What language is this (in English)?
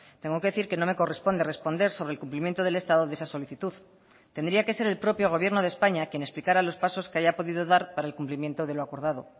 Spanish